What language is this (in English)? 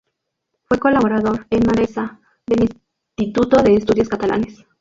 Spanish